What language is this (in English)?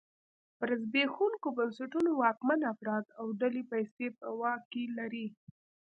Pashto